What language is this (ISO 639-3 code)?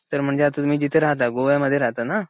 mar